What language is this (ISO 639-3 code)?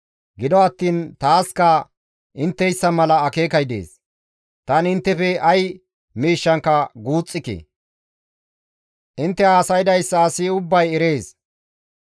gmv